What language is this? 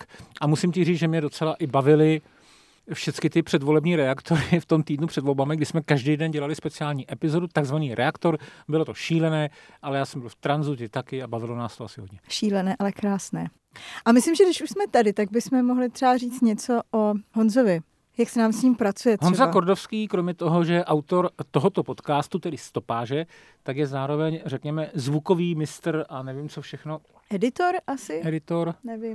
Czech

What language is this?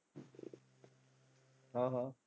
Punjabi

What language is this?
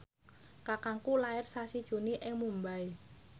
Javanese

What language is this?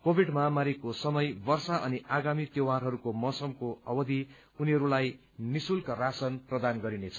Nepali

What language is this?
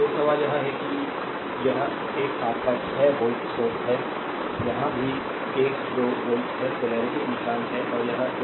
Hindi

